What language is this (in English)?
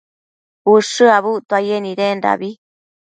Matsés